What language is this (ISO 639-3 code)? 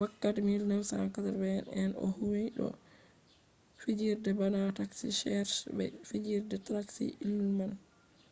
ful